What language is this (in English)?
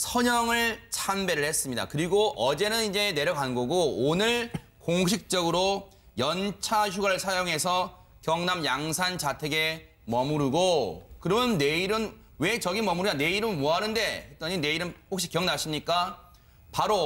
Korean